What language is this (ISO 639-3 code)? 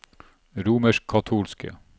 nor